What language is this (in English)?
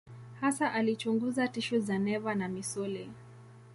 Swahili